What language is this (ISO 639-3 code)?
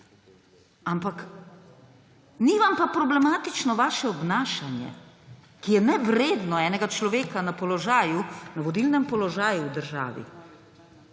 slv